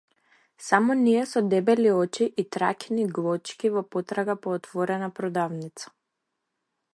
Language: Macedonian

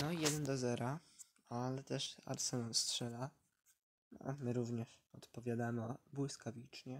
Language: Polish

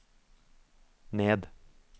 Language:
Norwegian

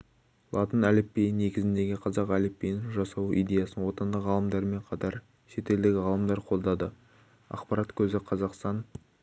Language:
Kazakh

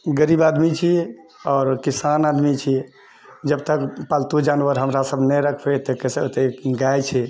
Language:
Maithili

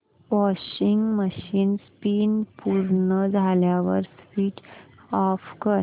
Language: Marathi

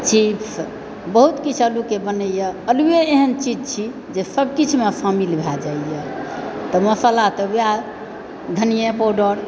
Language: Maithili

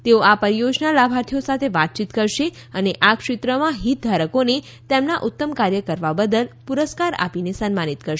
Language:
Gujarati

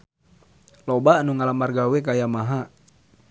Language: Sundanese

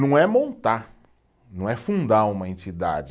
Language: Portuguese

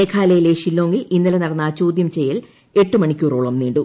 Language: Malayalam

